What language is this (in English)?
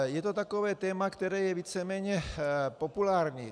Czech